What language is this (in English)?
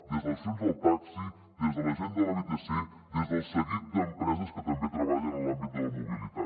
Catalan